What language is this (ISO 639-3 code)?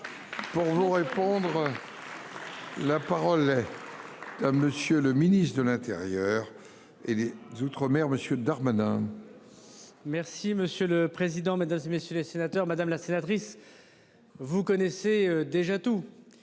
fra